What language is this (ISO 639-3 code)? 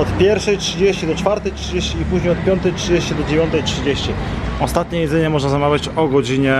pol